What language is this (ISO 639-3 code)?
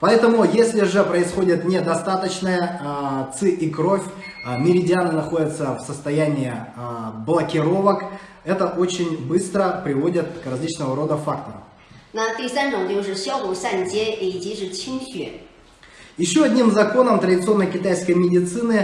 rus